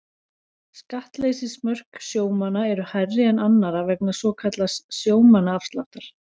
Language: Icelandic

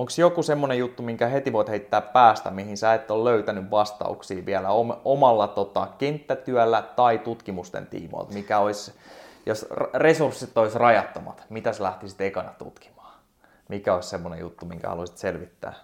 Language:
Finnish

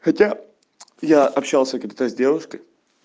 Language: Russian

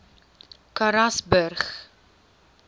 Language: Afrikaans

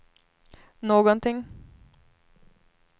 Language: Swedish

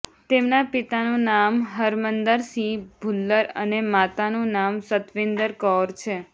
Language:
Gujarati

